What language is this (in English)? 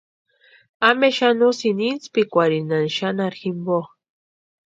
Western Highland Purepecha